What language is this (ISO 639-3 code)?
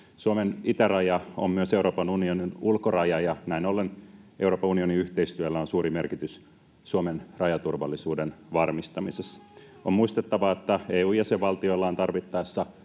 fin